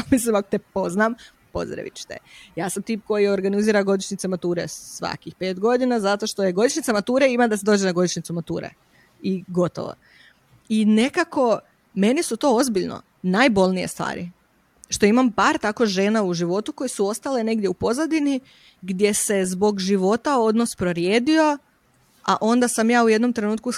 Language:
Croatian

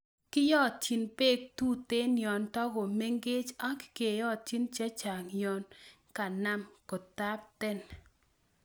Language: Kalenjin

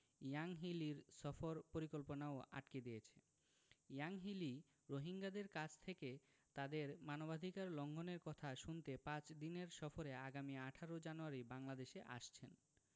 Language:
Bangla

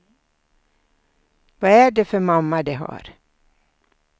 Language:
Swedish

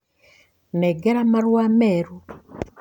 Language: Kikuyu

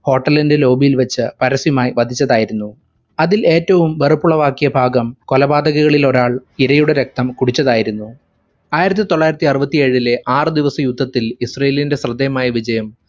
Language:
Malayalam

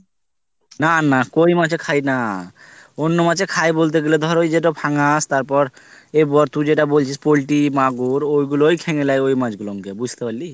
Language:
Bangla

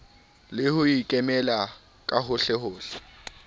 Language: Southern Sotho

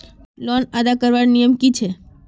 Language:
Magahi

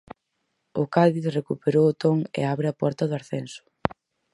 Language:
Galician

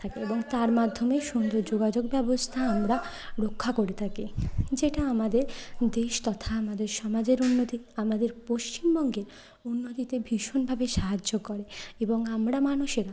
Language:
Bangla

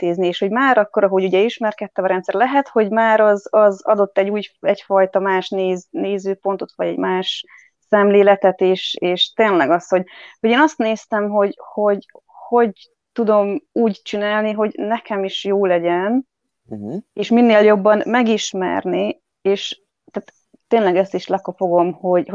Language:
Hungarian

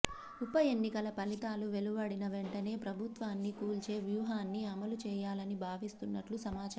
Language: Telugu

